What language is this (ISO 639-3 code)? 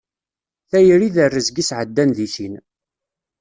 kab